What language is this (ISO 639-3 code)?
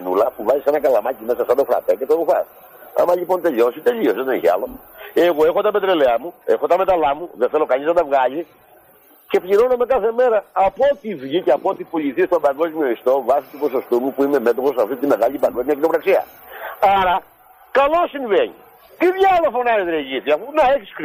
ell